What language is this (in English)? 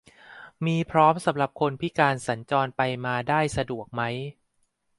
Thai